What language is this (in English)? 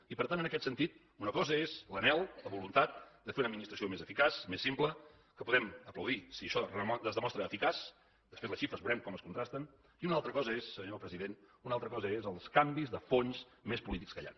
Catalan